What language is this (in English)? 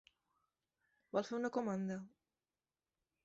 Catalan